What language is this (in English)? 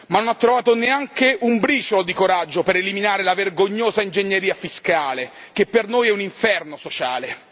Italian